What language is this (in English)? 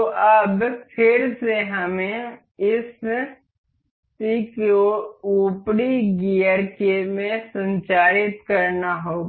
Hindi